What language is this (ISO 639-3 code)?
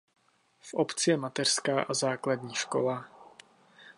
ces